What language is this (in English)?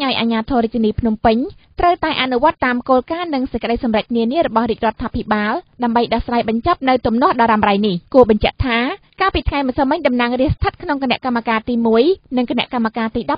Thai